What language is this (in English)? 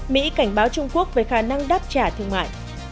Vietnamese